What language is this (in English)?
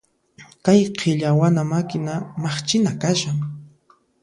Puno Quechua